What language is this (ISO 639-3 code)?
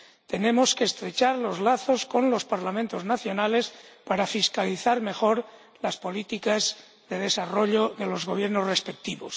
spa